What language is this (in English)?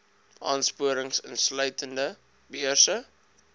Afrikaans